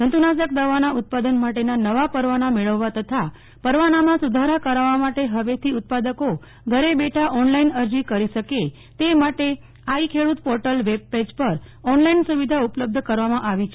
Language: Gujarati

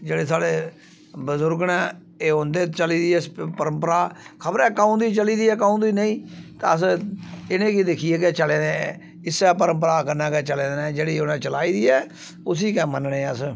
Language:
Dogri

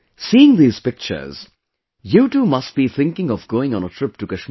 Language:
English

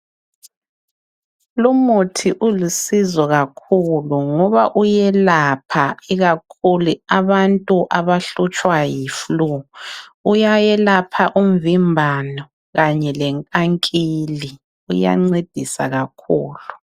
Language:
North Ndebele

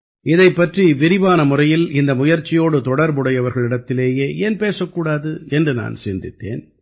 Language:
Tamil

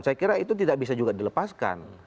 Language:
Indonesian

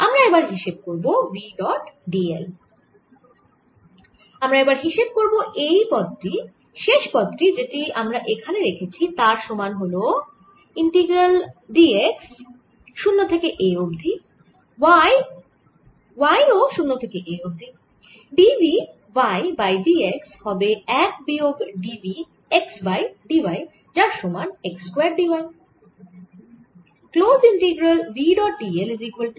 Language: Bangla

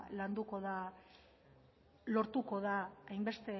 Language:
Basque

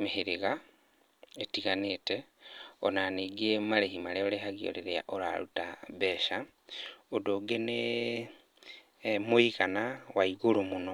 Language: Kikuyu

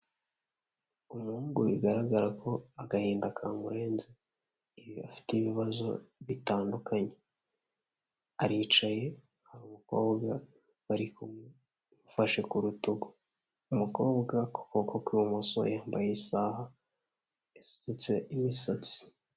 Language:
Kinyarwanda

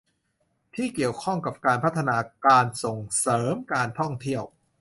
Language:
Thai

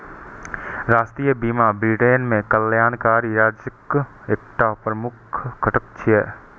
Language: Maithili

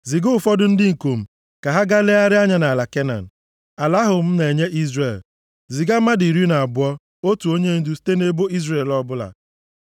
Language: Igbo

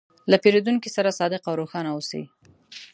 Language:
Pashto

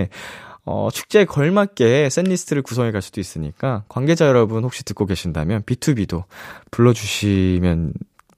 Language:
Korean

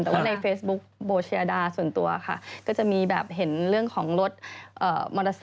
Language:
Thai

